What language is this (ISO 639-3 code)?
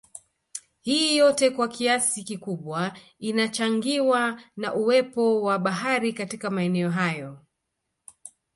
swa